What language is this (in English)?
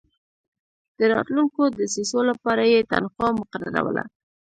Pashto